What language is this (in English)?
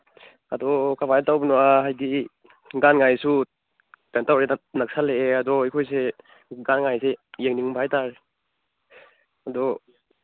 Manipuri